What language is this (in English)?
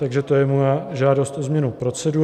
Czech